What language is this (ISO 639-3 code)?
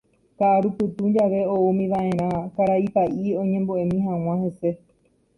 grn